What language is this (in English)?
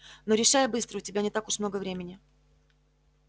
Russian